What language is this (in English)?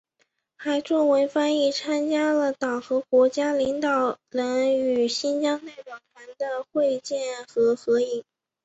Chinese